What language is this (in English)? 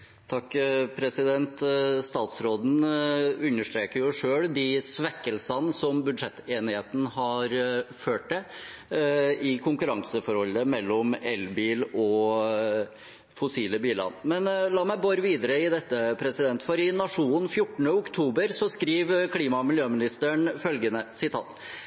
Norwegian Nynorsk